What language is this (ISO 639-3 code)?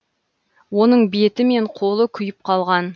kaz